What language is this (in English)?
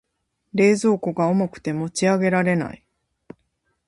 Japanese